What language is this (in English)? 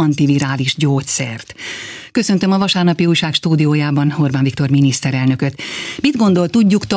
Hungarian